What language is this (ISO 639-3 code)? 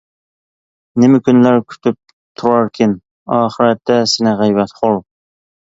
uig